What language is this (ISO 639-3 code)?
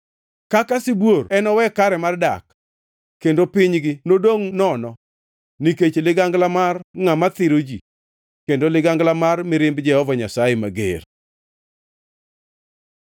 luo